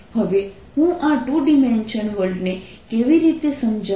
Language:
Gujarati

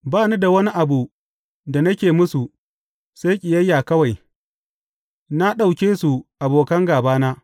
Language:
Hausa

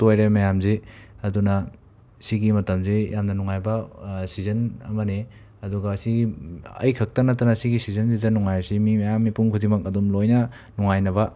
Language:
Manipuri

